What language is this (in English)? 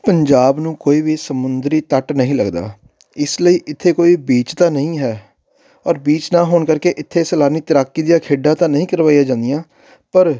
Punjabi